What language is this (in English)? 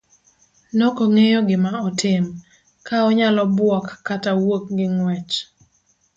Luo (Kenya and Tanzania)